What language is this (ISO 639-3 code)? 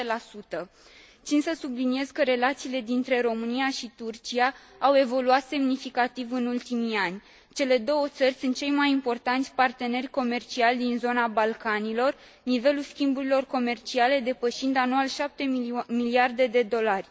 ron